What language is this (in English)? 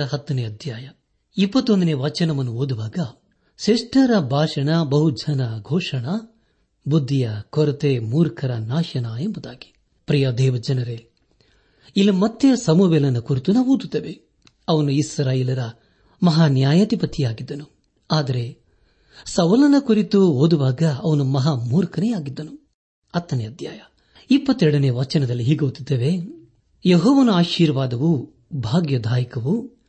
Kannada